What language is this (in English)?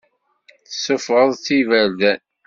Kabyle